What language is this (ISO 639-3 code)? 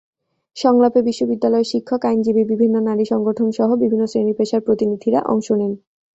ben